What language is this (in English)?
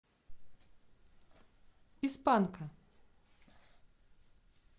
Russian